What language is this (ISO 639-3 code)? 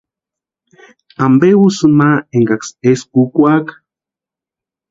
pua